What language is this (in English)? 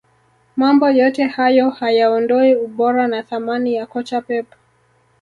Swahili